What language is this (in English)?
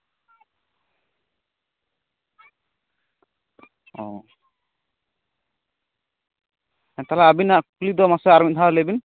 Santali